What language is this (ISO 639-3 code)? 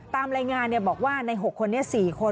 tha